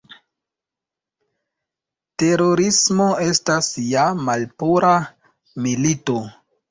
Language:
Esperanto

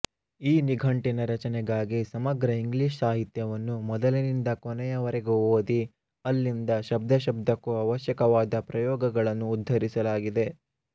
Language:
Kannada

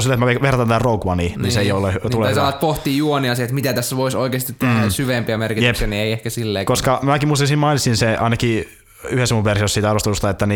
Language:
Finnish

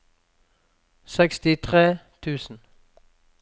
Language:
Norwegian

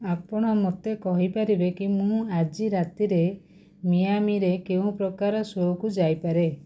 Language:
Odia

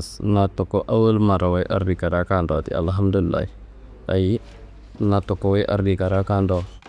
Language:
Kanembu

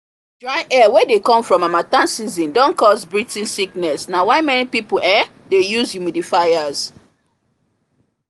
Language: Nigerian Pidgin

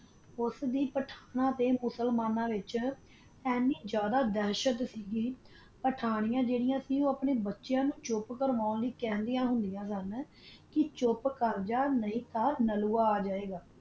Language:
Punjabi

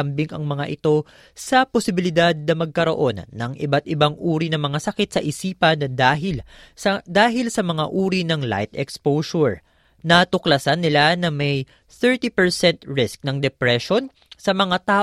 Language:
Filipino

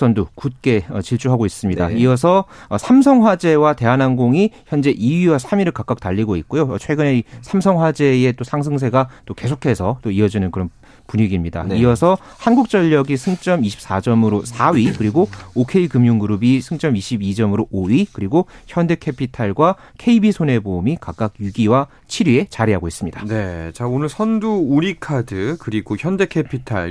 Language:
Korean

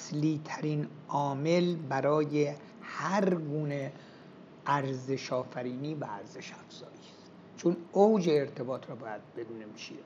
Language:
Persian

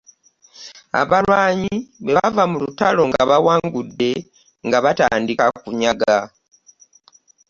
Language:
Ganda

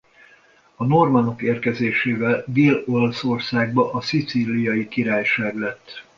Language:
Hungarian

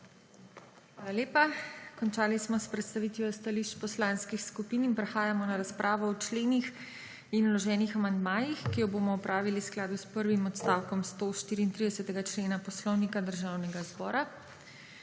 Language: Slovenian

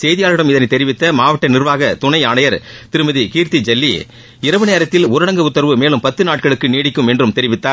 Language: Tamil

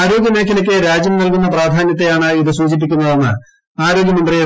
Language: Malayalam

